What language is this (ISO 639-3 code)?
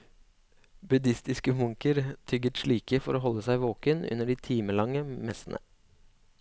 nor